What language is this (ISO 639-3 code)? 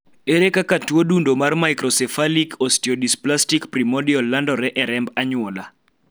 luo